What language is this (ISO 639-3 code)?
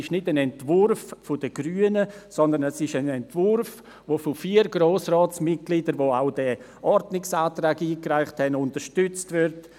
gsw